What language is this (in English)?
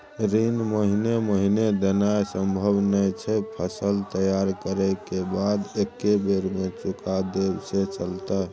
Maithili